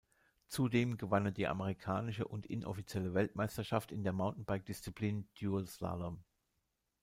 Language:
German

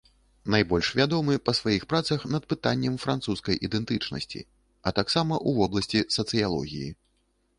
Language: Belarusian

